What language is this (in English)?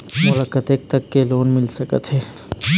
Chhattisgarhi